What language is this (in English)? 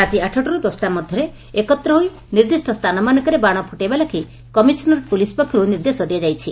Odia